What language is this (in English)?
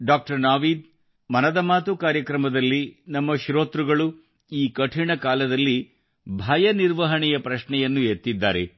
Kannada